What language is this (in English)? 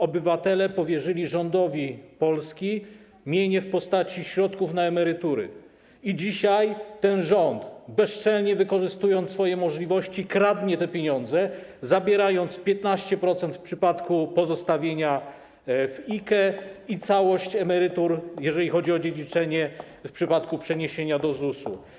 Polish